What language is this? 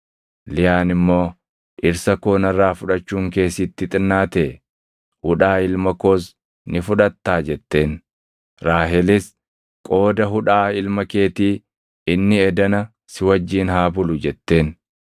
Oromo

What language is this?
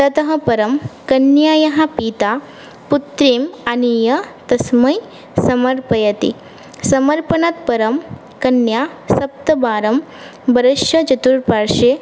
Sanskrit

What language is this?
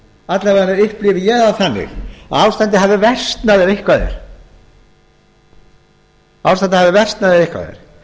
Icelandic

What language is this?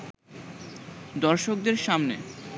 Bangla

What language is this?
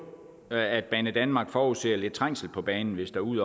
Danish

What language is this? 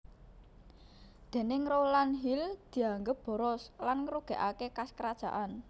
Javanese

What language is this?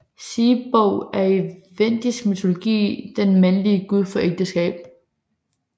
Danish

